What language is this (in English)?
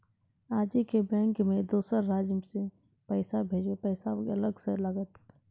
Maithili